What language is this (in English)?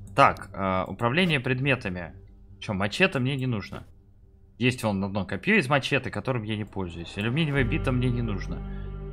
Russian